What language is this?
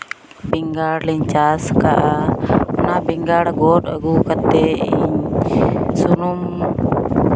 Santali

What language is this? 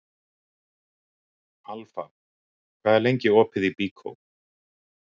Icelandic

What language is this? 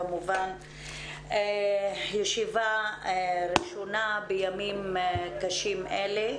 Hebrew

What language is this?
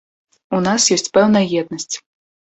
Belarusian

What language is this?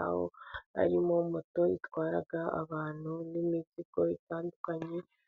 Kinyarwanda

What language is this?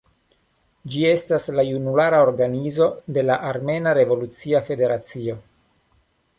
Esperanto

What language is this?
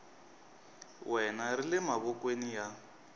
Tsonga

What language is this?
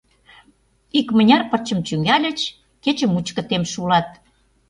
Mari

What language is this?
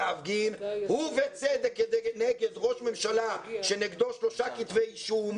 Hebrew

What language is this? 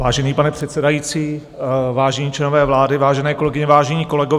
Czech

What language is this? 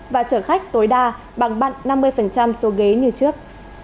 Vietnamese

